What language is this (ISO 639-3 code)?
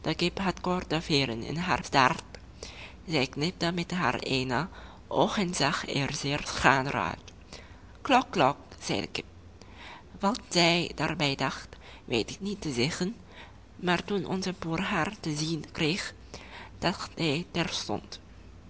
nld